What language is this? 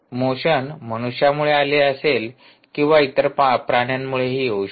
Marathi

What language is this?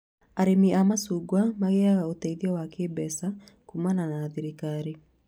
Kikuyu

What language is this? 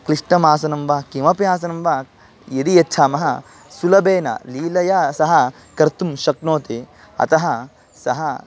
Sanskrit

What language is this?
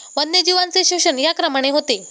Marathi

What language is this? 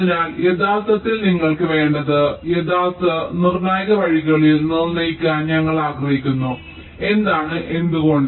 Malayalam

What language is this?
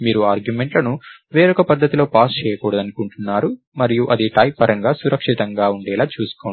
Telugu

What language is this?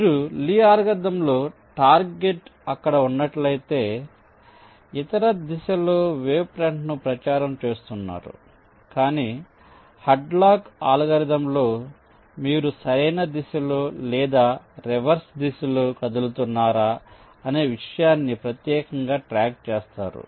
Telugu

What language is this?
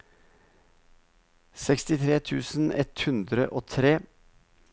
Norwegian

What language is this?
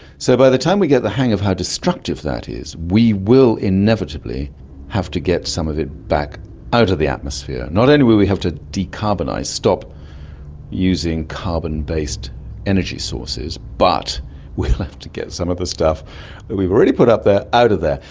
English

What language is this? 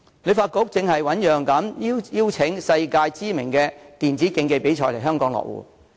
Cantonese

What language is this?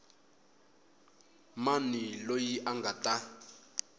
Tsonga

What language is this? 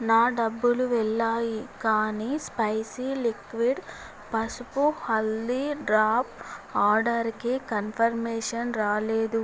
Telugu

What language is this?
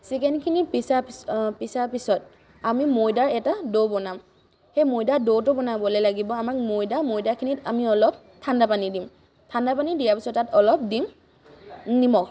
Assamese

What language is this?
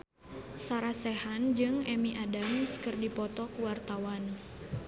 Sundanese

